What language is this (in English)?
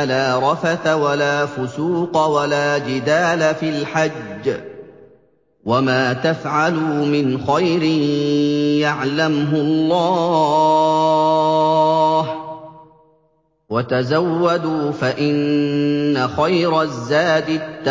Arabic